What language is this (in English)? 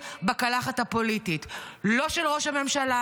Hebrew